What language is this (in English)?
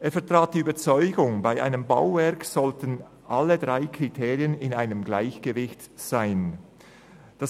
Swiss German